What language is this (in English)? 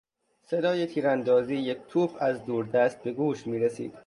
Persian